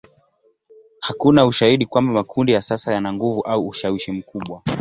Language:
Swahili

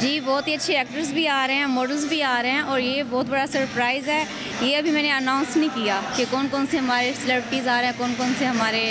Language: Romanian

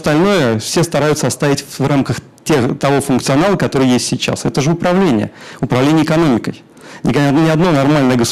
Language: Russian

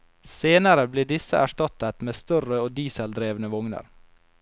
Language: Norwegian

